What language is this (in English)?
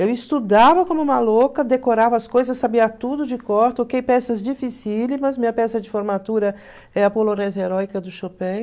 Portuguese